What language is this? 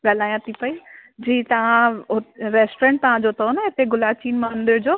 Sindhi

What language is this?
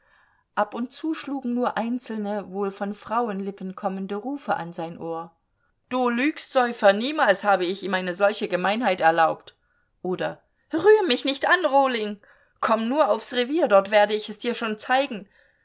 German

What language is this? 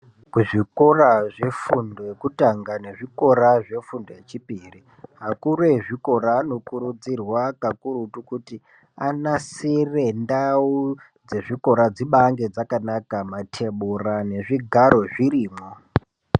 Ndau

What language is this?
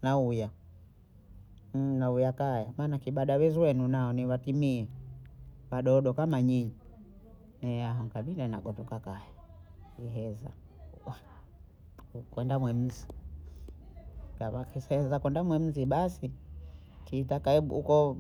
Bondei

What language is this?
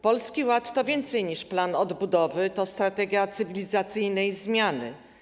Polish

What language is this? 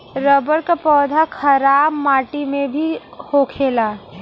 Bhojpuri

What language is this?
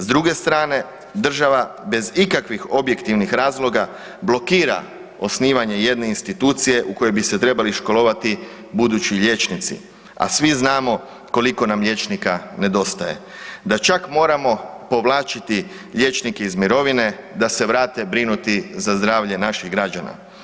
Croatian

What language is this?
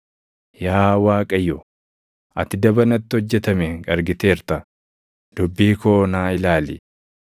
Oromo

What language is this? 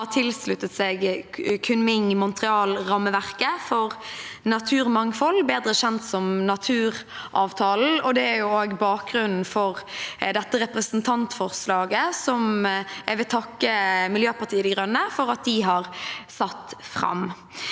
Norwegian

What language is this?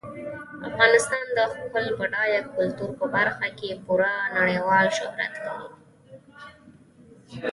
Pashto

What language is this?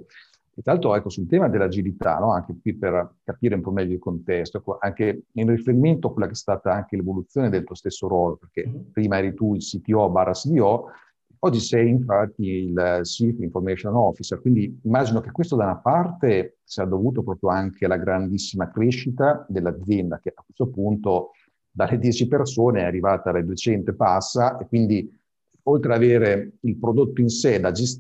Italian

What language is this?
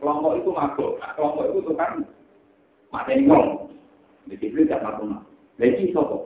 Indonesian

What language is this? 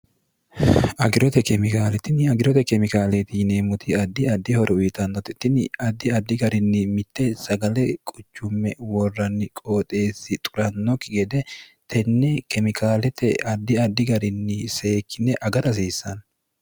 Sidamo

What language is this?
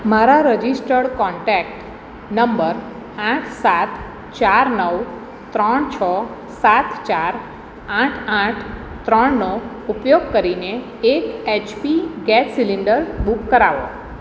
Gujarati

